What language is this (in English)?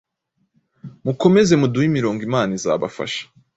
Kinyarwanda